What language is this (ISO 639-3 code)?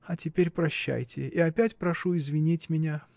rus